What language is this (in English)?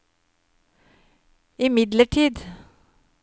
Norwegian